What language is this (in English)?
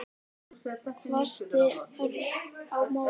Icelandic